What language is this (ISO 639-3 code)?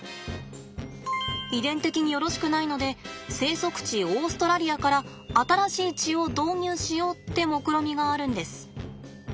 jpn